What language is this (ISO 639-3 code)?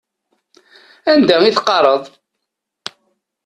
kab